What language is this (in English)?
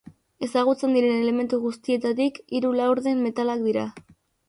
Basque